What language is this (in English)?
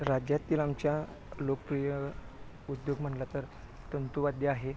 Marathi